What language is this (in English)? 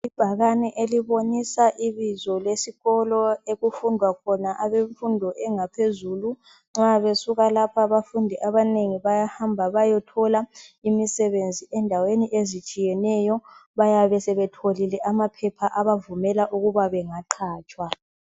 North Ndebele